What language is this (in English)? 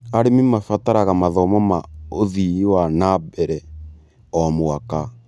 Kikuyu